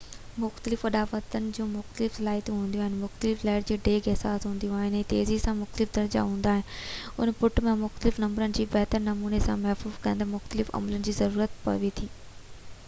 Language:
Sindhi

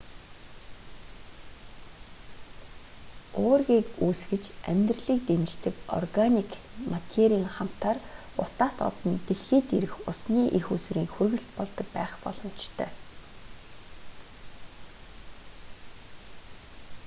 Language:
Mongolian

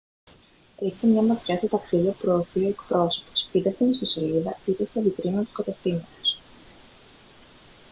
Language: Greek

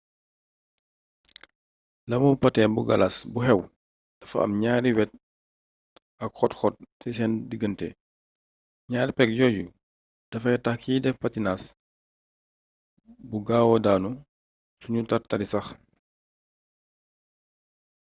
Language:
Wolof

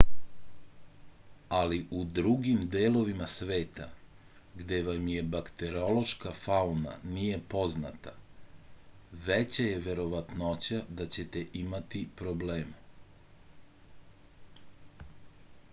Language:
Serbian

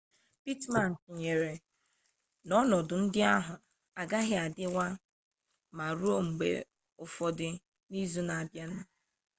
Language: Igbo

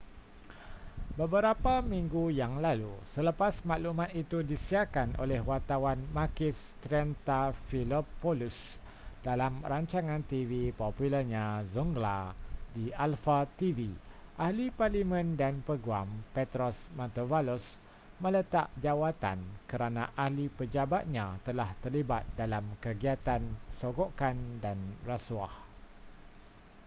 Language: Malay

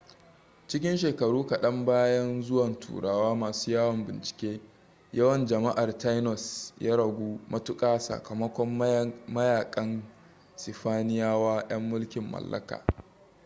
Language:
Hausa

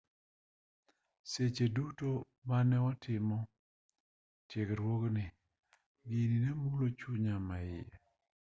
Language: Luo (Kenya and Tanzania)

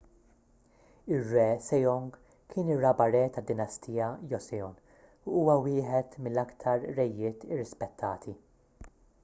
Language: Maltese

